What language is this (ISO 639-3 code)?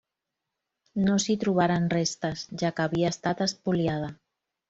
cat